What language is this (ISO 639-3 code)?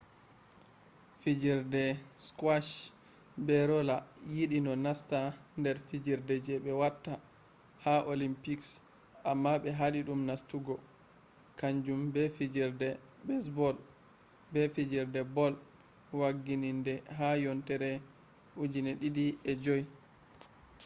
ful